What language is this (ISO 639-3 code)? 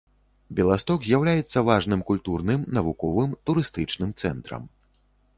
bel